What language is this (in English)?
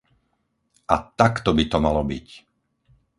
Slovak